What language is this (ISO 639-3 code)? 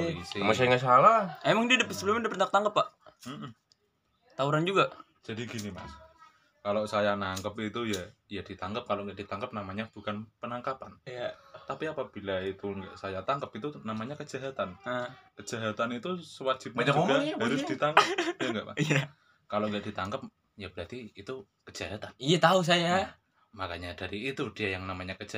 ind